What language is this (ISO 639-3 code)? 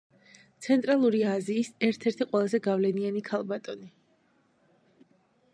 kat